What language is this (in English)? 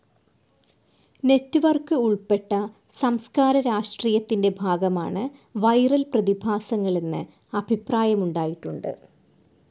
Malayalam